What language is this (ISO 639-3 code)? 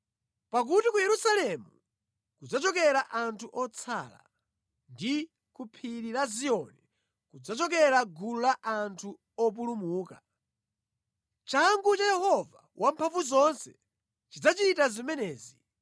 nya